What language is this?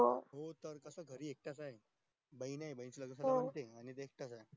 Marathi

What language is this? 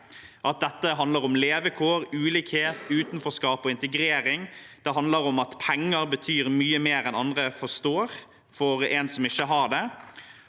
Norwegian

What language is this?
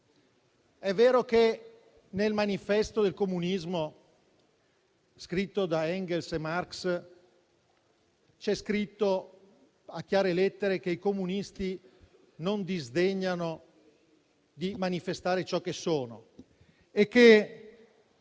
Italian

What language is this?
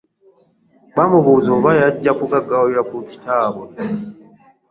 Ganda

